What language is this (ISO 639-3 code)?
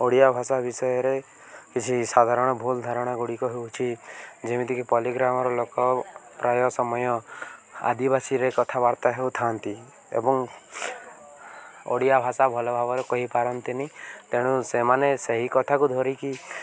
ori